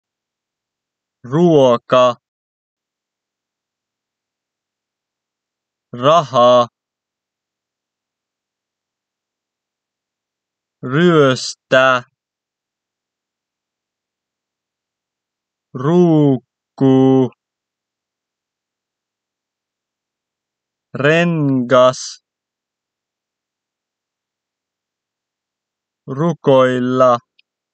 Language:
Finnish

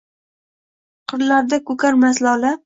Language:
Uzbek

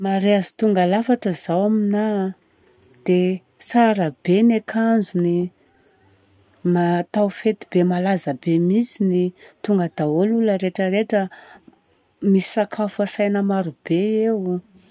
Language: Southern Betsimisaraka Malagasy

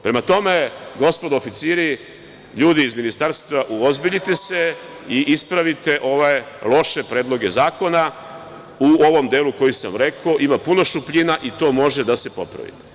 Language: Serbian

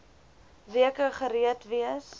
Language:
Afrikaans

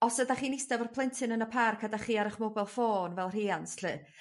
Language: Welsh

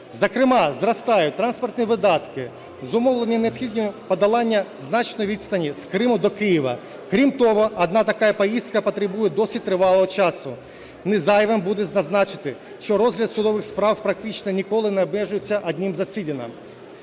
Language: Ukrainian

